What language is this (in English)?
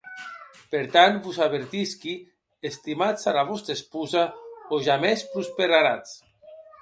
Occitan